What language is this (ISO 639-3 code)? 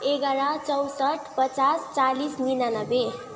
nep